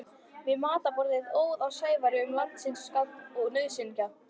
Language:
Icelandic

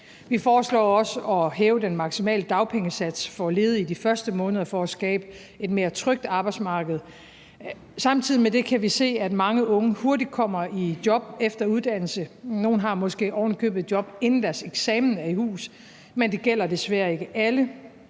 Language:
Danish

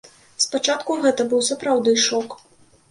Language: Belarusian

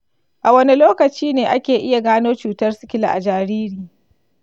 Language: Hausa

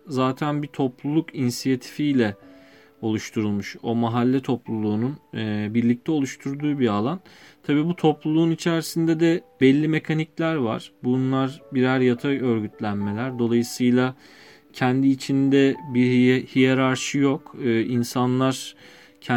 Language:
Turkish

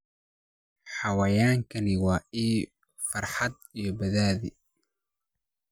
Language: Somali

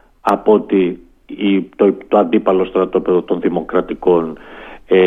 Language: Greek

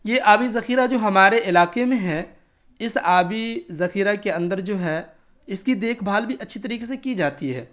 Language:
Urdu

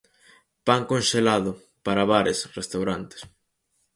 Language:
Galician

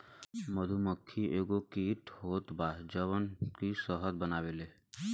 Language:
Bhojpuri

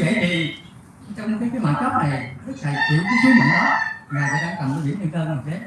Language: Vietnamese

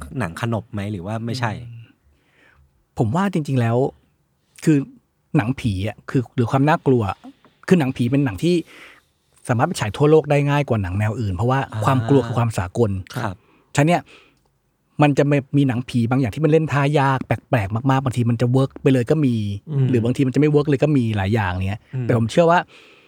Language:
Thai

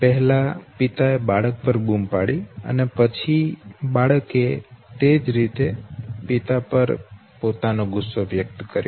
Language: Gujarati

